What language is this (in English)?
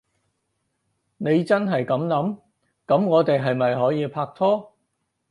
Cantonese